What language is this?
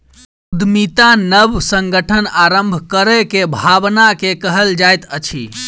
Maithili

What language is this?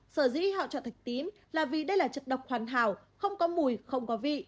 Vietnamese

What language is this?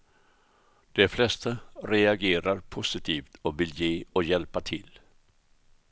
Swedish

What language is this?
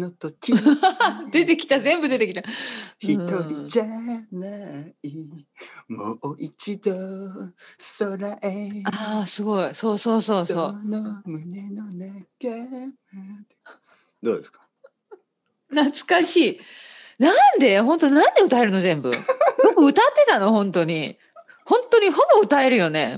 Japanese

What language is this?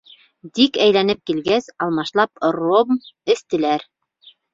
Bashkir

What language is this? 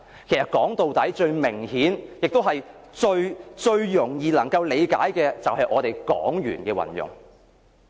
Cantonese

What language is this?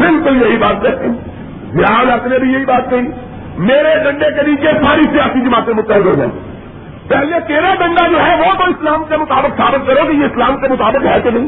Urdu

